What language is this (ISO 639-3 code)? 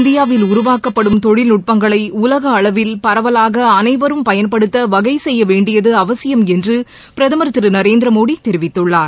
tam